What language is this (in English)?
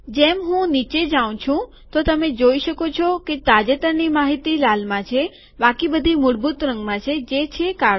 Gujarati